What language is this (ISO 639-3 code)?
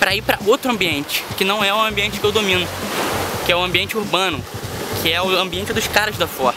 por